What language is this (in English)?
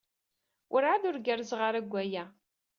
Kabyle